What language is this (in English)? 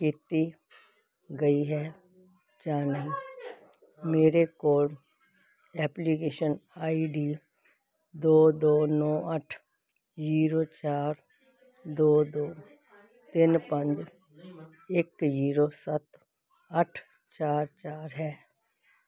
Punjabi